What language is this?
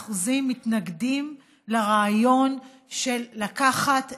Hebrew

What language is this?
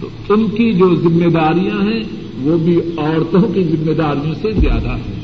Urdu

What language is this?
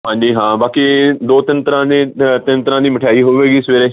Punjabi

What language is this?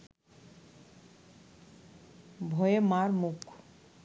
Bangla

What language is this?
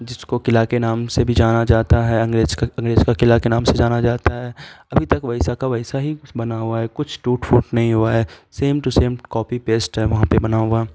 Urdu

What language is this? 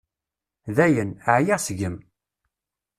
Kabyle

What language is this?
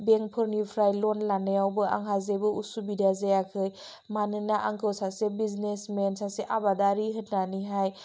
Bodo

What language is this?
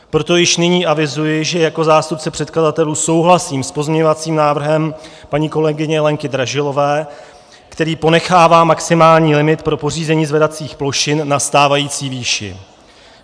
Czech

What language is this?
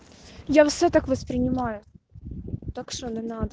Russian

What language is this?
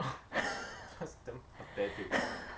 English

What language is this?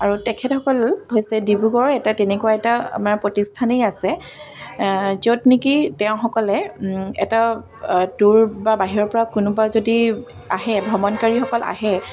Assamese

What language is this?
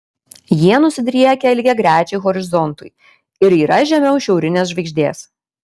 Lithuanian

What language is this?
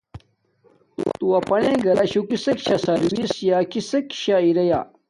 Domaaki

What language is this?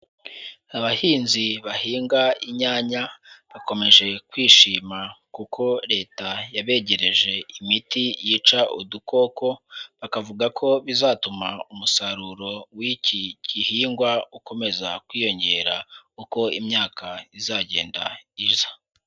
Kinyarwanda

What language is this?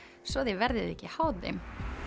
Icelandic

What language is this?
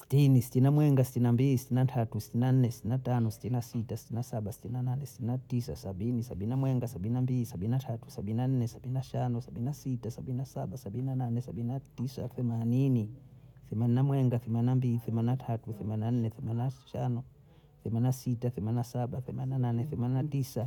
Bondei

